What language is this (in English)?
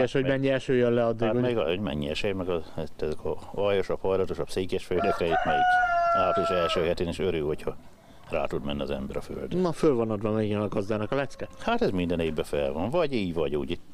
Hungarian